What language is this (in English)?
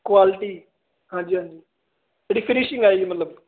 Punjabi